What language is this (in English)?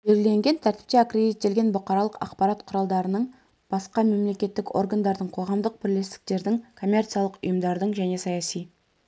Kazakh